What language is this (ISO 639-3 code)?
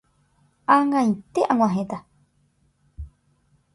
grn